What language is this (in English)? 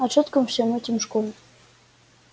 Russian